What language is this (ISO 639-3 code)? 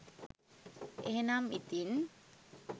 sin